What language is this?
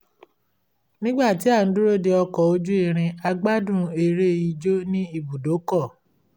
Yoruba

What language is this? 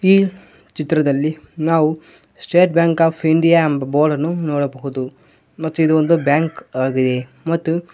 Kannada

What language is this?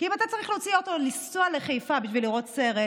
Hebrew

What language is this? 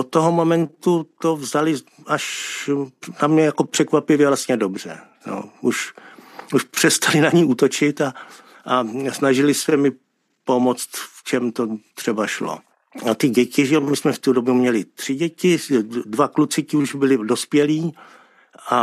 Czech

